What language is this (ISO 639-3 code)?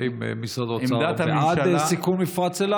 heb